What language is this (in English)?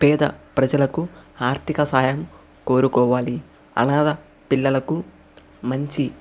Telugu